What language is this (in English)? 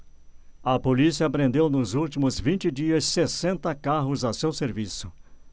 Portuguese